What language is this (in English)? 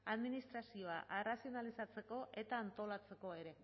Basque